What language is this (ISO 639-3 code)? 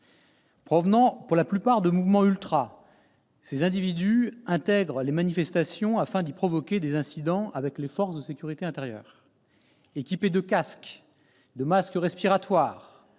fra